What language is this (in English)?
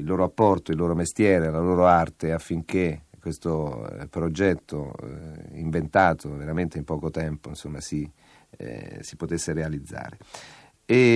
Italian